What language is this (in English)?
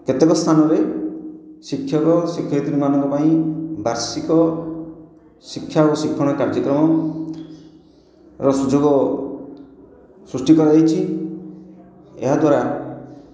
Odia